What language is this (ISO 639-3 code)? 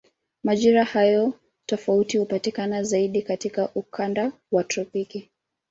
swa